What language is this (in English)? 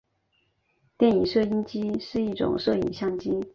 Chinese